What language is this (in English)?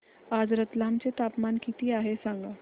Marathi